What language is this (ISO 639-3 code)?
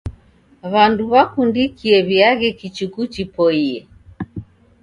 dav